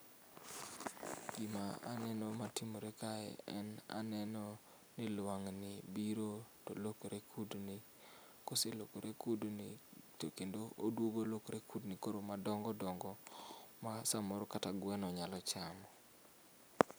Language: Luo (Kenya and Tanzania)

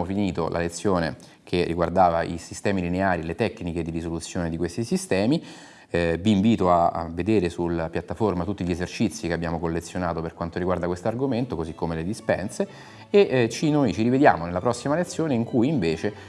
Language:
Italian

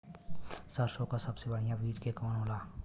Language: Bhojpuri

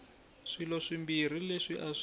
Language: Tsonga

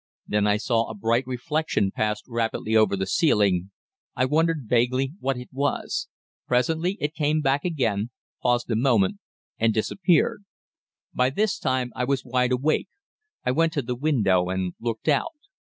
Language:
English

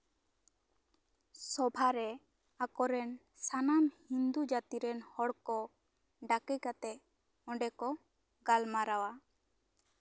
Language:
Santali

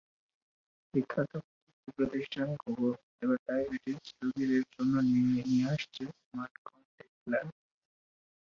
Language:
Bangla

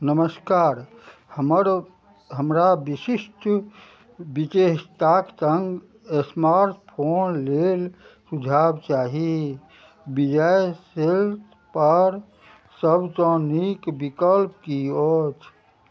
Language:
Maithili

